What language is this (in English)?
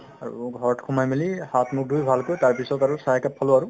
Assamese